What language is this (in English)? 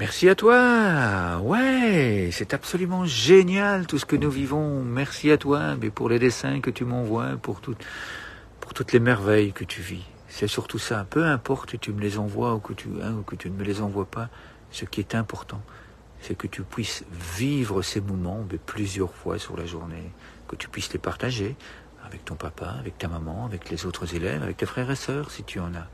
French